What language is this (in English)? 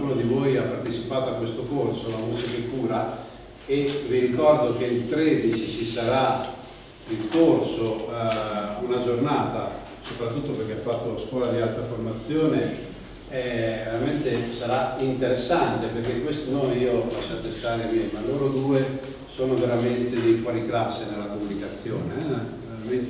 Italian